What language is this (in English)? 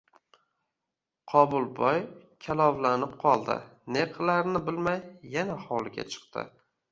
Uzbek